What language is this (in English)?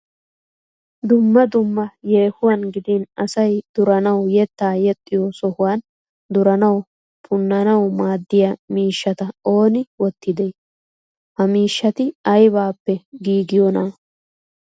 Wolaytta